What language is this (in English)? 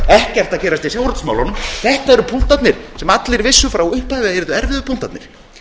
Icelandic